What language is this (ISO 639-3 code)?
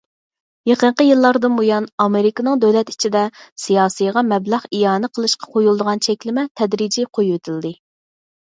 uig